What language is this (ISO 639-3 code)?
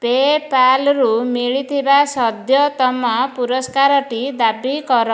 ori